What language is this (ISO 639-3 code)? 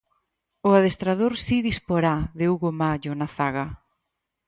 glg